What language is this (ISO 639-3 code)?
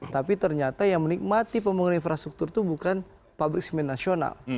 ind